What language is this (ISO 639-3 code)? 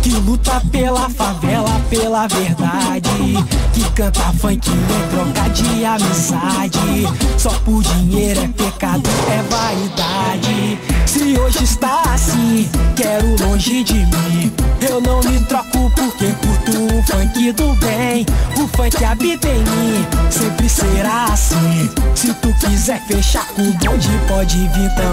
por